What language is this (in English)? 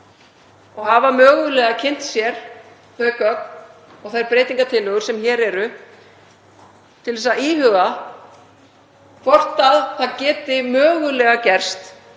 Icelandic